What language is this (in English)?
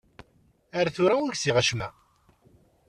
Kabyle